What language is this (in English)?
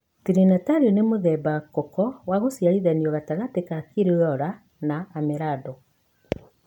Kikuyu